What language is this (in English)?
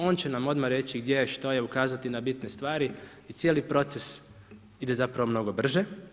Croatian